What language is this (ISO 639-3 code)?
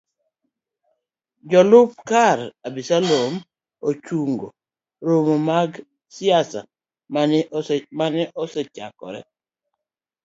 luo